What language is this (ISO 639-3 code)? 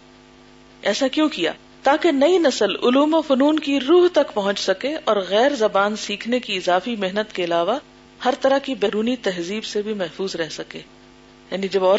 urd